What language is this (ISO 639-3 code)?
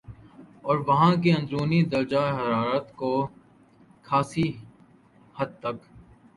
urd